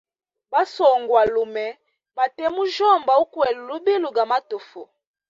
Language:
Hemba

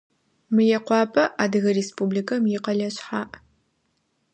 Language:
Adyghe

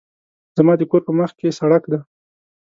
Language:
Pashto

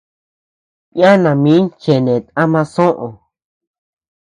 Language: Tepeuxila Cuicatec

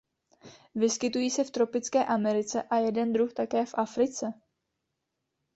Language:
Czech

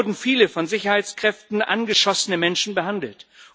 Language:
German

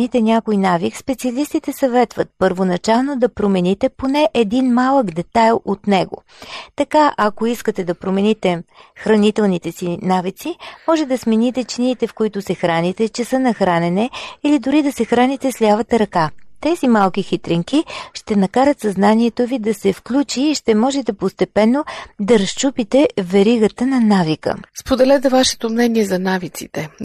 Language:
Bulgarian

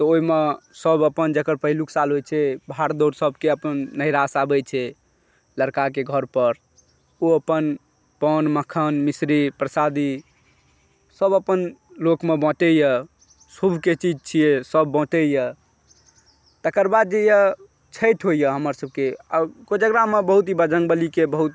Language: Maithili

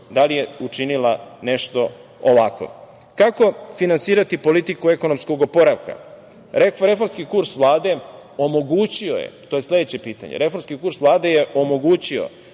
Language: Serbian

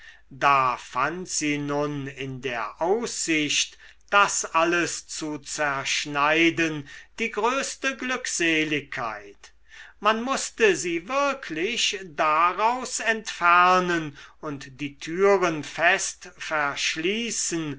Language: German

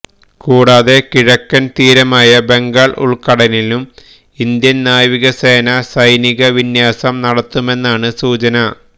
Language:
Malayalam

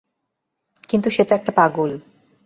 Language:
Bangla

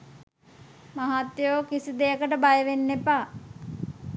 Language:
Sinhala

